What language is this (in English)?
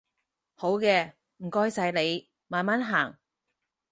Cantonese